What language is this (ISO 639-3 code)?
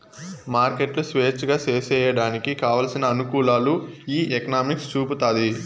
tel